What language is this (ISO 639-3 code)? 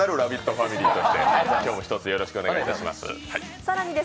jpn